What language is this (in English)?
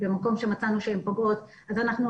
Hebrew